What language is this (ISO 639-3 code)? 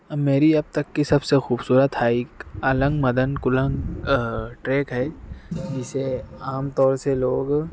urd